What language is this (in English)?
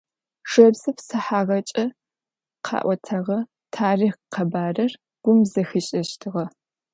Adyghe